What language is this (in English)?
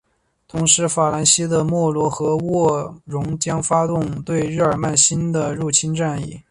Chinese